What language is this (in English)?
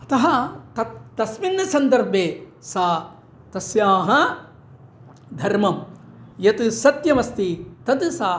Sanskrit